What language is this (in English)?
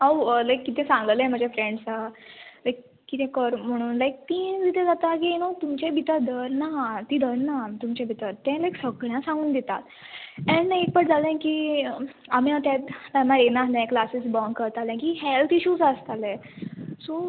Konkani